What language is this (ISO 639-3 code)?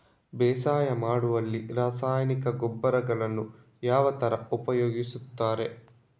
kan